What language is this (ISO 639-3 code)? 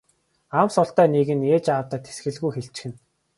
mon